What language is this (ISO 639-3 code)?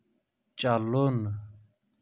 kas